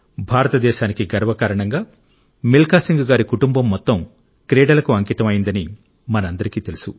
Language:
Telugu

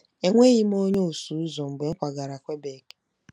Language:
Igbo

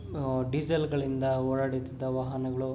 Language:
Kannada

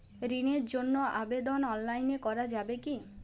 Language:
Bangla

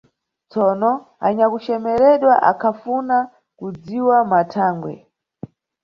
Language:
Nyungwe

